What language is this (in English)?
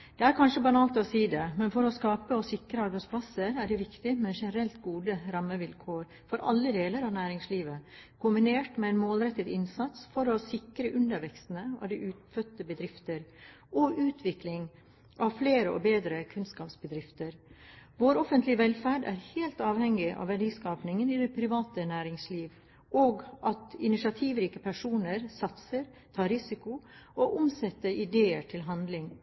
Norwegian Bokmål